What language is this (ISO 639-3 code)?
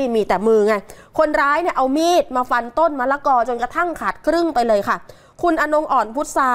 tha